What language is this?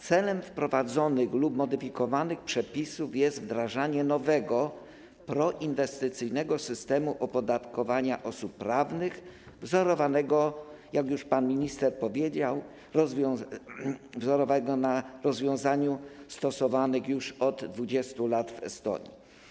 Polish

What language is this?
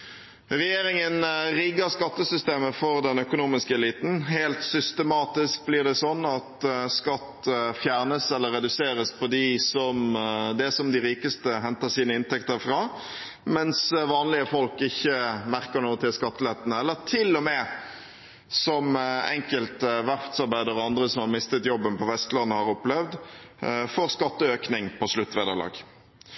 Norwegian Bokmål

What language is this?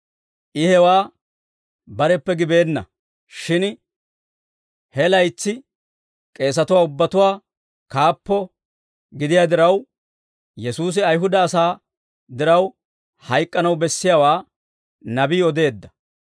Dawro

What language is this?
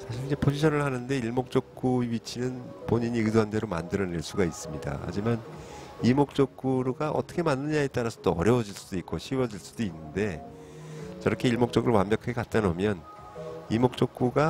Korean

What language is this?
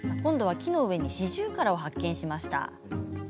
Japanese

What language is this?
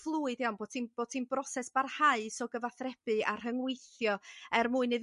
Welsh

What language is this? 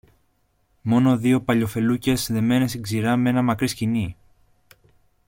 Greek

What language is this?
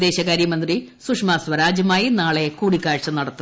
Malayalam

